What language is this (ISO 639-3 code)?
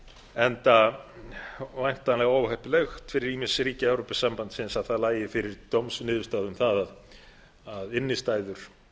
isl